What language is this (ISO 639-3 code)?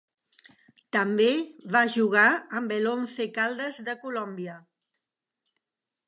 cat